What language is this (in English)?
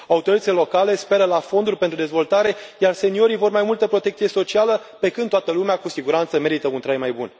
Romanian